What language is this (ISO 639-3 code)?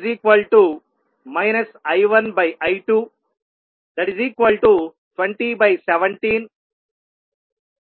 tel